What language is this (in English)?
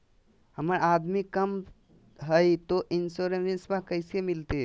Magahi